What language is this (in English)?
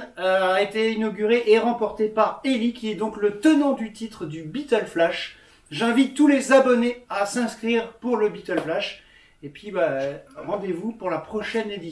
French